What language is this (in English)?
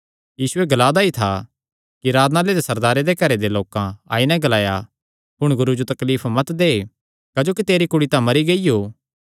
Kangri